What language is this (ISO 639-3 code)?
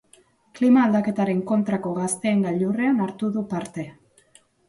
eus